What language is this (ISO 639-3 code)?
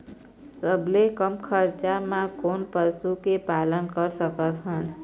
hne